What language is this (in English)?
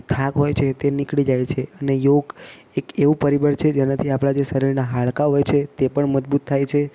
Gujarati